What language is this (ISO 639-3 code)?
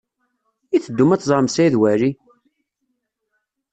kab